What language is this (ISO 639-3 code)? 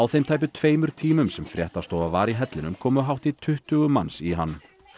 isl